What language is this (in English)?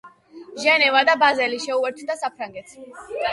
Georgian